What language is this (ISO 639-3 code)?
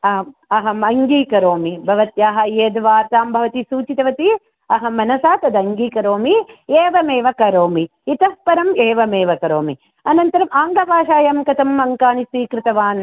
san